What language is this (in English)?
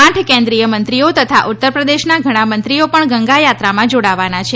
Gujarati